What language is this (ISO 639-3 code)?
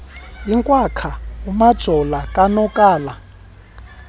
xho